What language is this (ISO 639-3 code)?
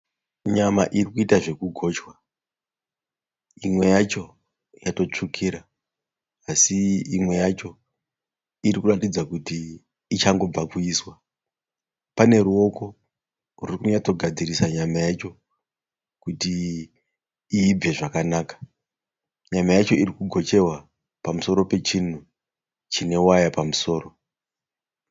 sna